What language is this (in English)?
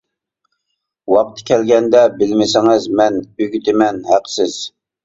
Uyghur